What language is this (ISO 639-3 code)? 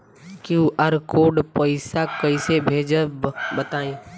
bho